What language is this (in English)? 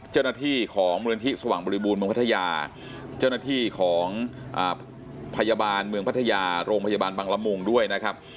Thai